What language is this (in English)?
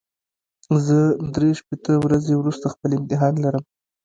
Pashto